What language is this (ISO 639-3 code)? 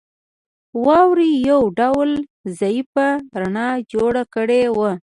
pus